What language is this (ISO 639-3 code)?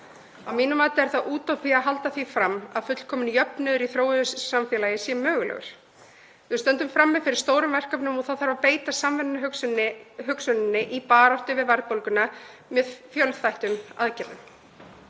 isl